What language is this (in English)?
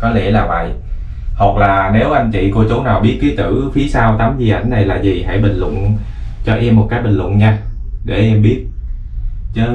Vietnamese